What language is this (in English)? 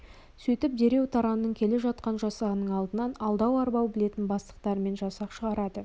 Kazakh